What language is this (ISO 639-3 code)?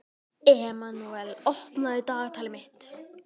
isl